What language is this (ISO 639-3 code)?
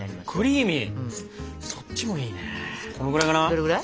jpn